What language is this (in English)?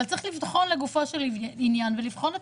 Hebrew